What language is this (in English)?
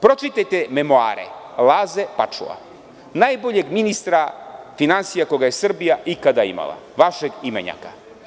Serbian